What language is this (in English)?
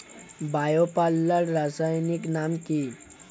Bangla